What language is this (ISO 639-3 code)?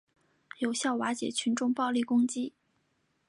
zho